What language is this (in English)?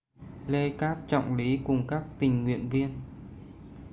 Vietnamese